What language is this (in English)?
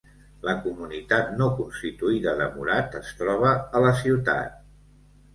Catalan